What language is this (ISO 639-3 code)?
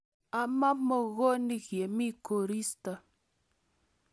kln